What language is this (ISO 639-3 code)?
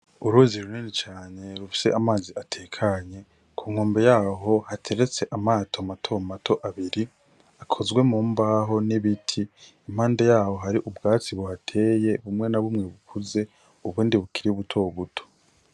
run